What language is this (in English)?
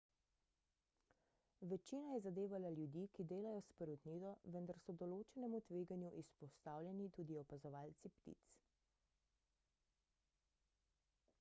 Slovenian